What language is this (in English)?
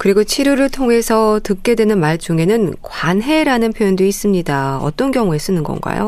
Korean